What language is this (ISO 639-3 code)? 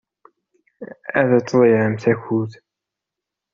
kab